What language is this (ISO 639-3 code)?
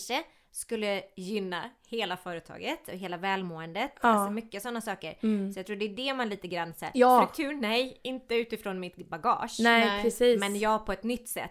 swe